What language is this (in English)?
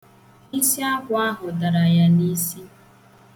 Igbo